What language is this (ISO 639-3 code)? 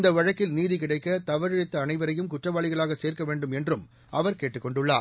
tam